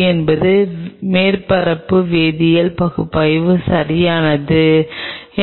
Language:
Tamil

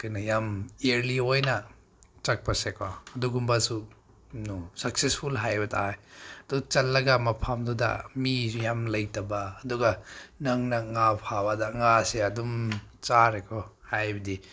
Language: Manipuri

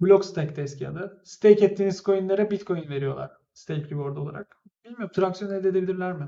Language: Turkish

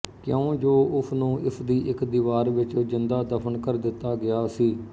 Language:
Punjabi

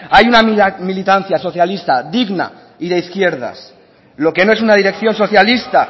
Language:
Spanish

